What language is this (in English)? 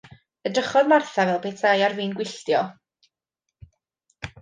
Welsh